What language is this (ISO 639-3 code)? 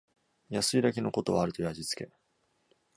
jpn